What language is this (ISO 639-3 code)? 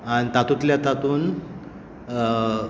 kok